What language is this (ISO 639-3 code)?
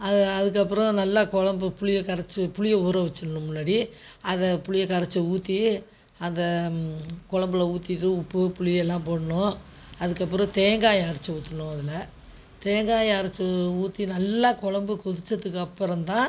tam